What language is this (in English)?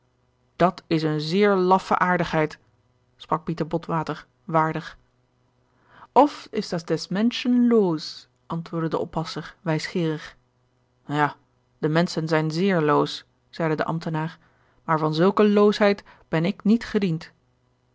Dutch